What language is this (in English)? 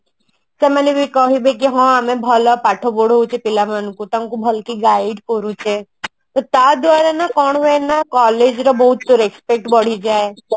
Odia